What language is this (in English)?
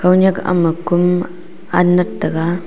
Wancho Naga